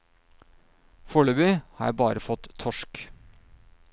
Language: Norwegian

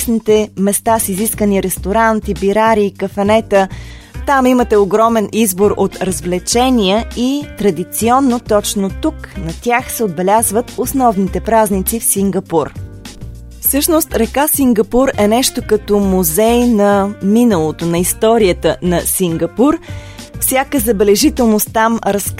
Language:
Bulgarian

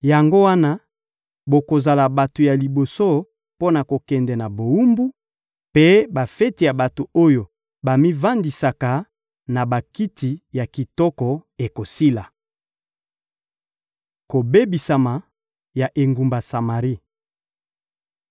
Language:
Lingala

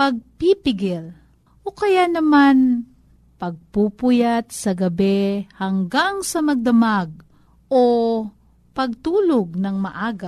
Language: Filipino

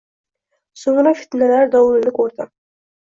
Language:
Uzbek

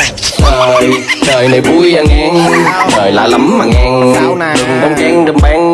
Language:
Vietnamese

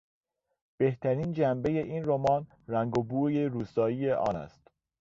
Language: Persian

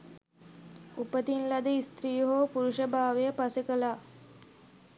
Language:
Sinhala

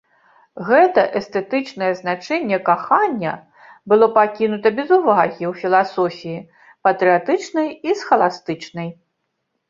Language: Belarusian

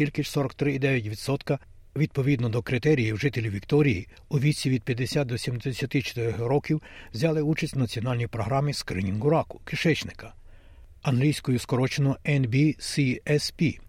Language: Ukrainian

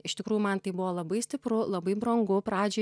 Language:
Lithuanian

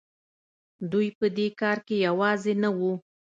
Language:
Pashto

